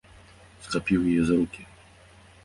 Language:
Belarusian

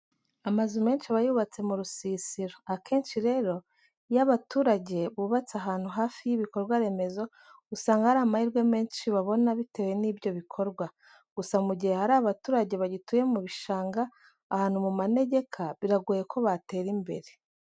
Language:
Kinyarwanda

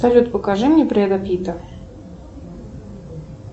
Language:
Russian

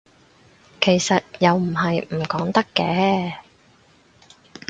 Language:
Cantonese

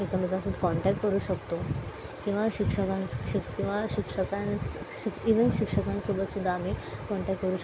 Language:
Marathi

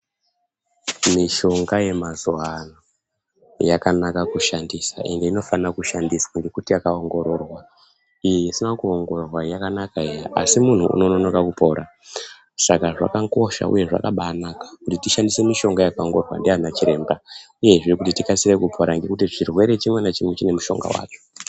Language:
Ndau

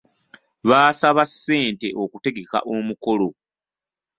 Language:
Ganda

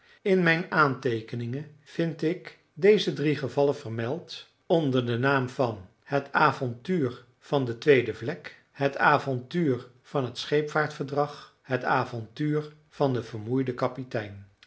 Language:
Dutch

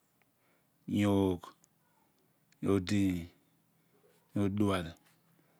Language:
Abua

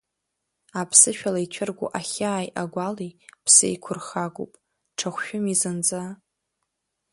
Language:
Abkhazian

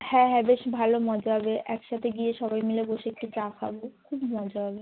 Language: Bangla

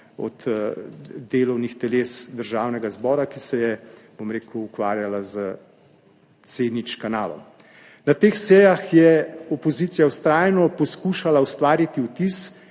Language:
Slovenian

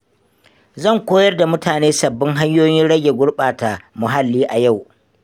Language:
Hausa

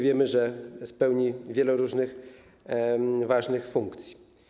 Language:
Polish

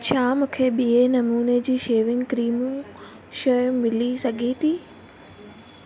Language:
Sindhi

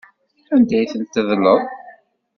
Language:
Kabyle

